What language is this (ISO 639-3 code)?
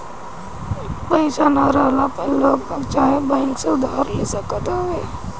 bho